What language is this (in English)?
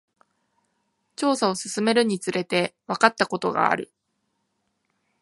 Japanese